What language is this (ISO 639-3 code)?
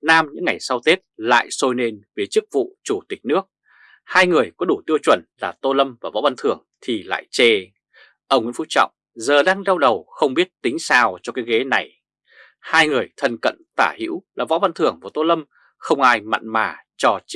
vie